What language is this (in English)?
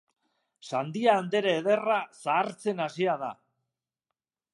Basque